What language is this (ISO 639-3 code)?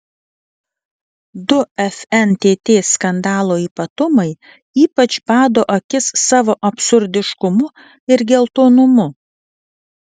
lit